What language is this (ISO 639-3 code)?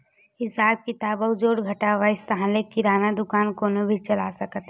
hne